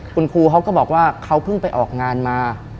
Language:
Thai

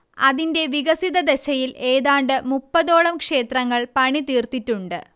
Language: Malayalam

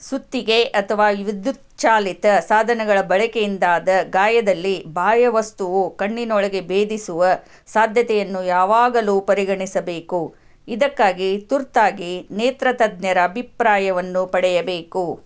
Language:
Kannada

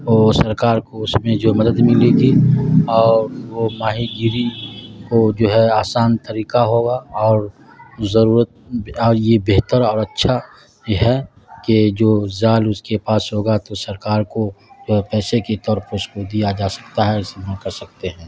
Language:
Urdu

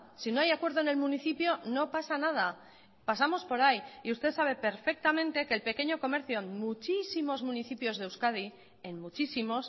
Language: Spanish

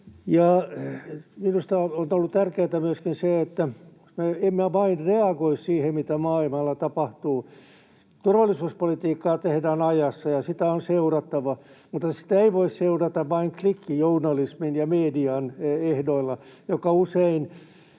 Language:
Finnish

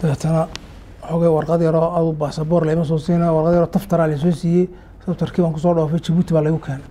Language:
Arabic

